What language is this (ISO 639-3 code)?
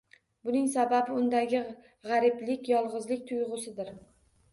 uzb